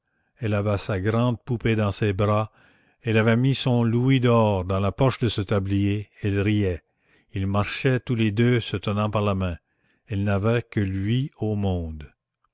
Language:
French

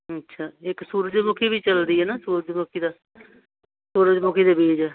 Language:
Punjabi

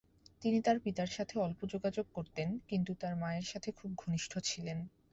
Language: Bangla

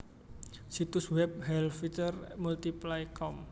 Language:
Javanese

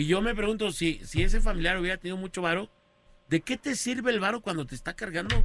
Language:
Spanish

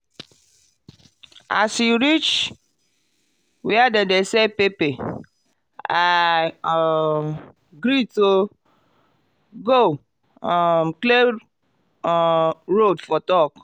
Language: Nigerian Pidgin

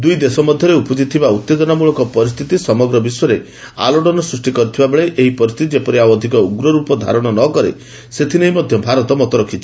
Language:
Odia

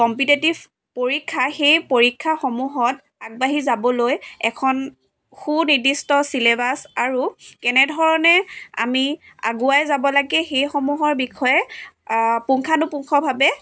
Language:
Assamese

